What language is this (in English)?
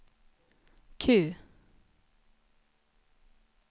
Swedish